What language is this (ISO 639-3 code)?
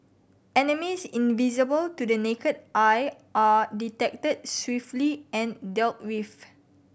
eng